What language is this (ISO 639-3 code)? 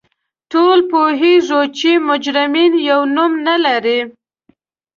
pus